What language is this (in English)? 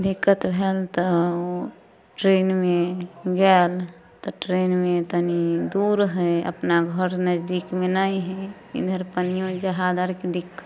Maithili